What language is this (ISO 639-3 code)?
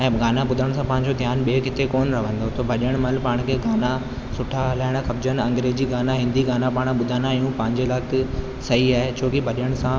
snd